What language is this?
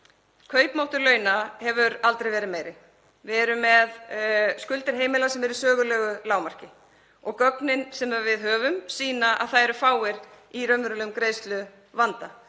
Icelandic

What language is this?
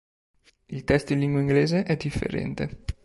Italian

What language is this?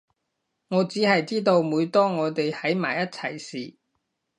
Cantonese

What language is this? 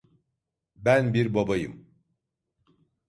Turkish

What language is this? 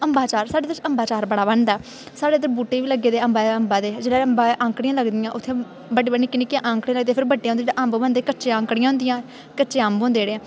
Dogri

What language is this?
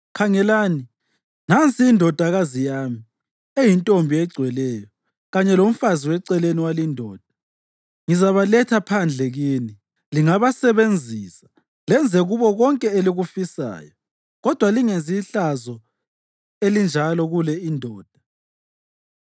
North Ndebele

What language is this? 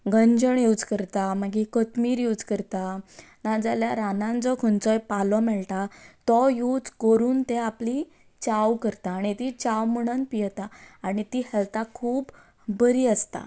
Konkani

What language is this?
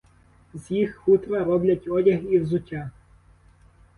Ukrainian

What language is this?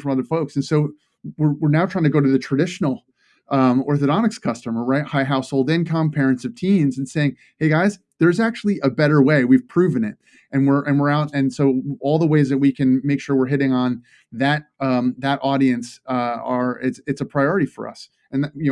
English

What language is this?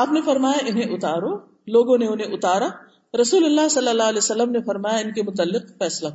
Urdu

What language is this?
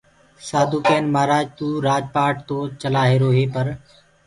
Gurgula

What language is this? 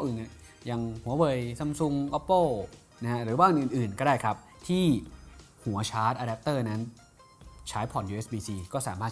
Thai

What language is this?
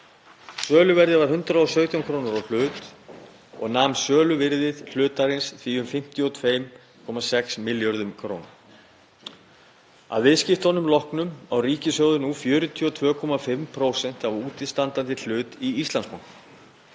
Icelandic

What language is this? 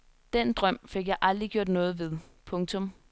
Danish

